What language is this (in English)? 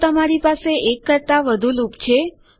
Gujarati